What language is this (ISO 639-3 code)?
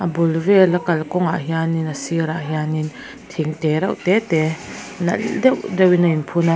lus